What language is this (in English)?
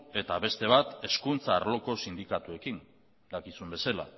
Basque